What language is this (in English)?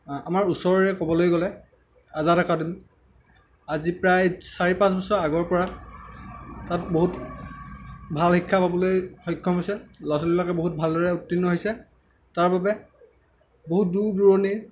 Assamese